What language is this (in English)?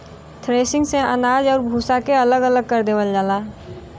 Bhojpuri